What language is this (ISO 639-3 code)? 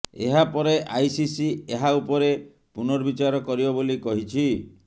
ori